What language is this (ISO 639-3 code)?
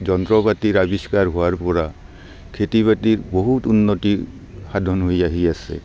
asm